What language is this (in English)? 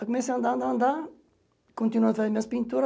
Portuguese